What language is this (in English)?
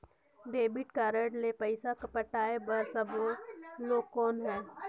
Chhattisgarhi